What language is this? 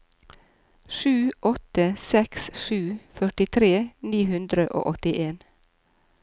Norwegian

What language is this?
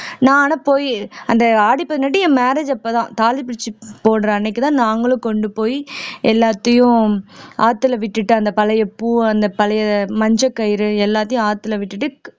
Tamil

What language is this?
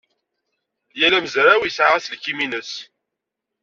Kabyle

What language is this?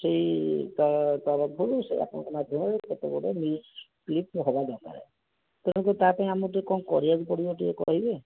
Odia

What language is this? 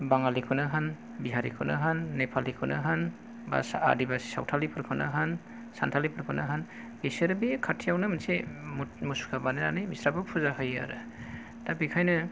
Bodo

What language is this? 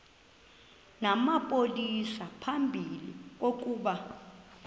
Xhosa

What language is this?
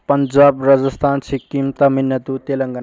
Manipuri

